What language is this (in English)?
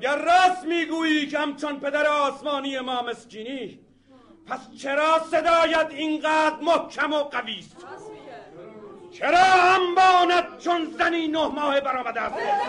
Persian